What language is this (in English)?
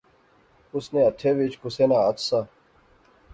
Pahari-Potwari